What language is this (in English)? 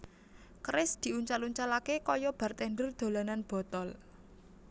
Javanese